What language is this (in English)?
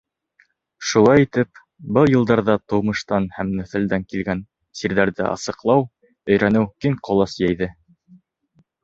Bashkir